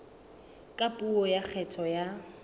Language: Southern Sotho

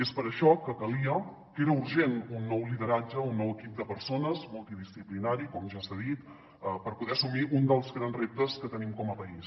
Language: Catalan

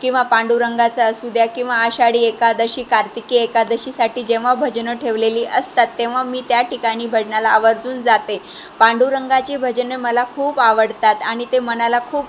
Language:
Marathi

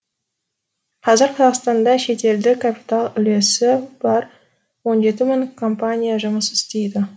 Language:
Kazakh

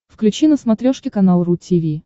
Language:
Russian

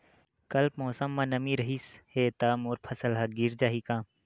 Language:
Chhattisgarhi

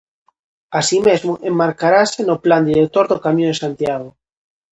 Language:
Galician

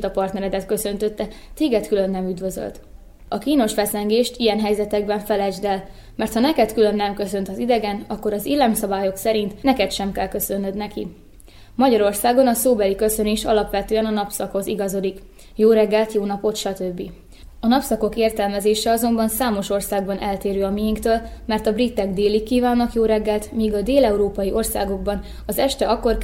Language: Hungarian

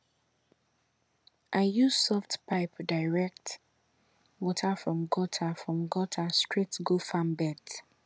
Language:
Nigerian Pidgin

